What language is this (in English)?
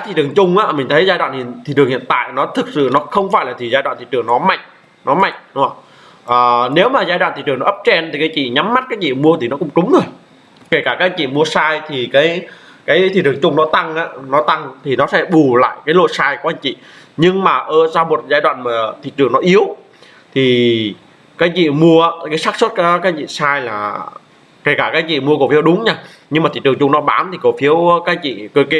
Vietnamese